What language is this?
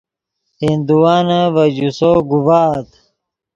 Yidgha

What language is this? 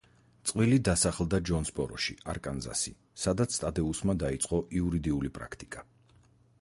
Georgian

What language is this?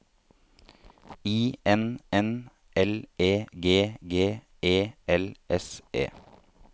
Norwegian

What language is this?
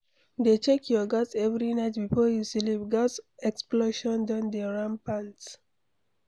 Nigerian Pidgin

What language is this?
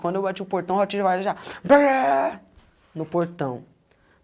Portuguese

